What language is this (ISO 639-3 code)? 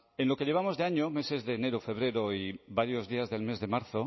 spa